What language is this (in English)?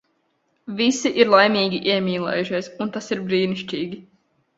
Latvian